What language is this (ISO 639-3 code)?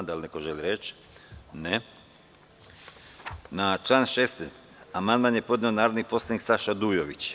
srp